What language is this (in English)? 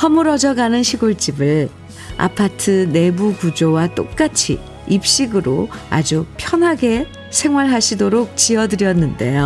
Korean